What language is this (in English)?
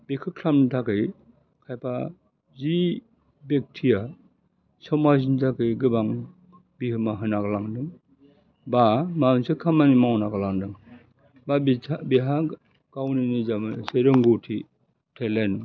Bodo